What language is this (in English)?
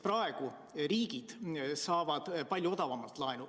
Estonian